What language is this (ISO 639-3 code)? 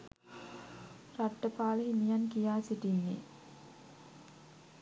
sin